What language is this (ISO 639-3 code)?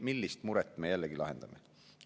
est